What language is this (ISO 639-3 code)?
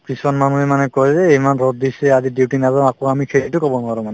asm